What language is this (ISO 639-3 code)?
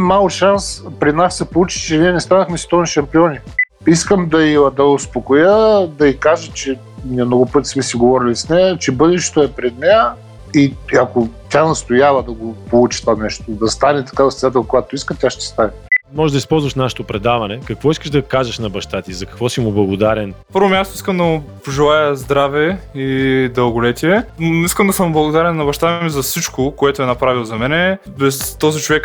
bul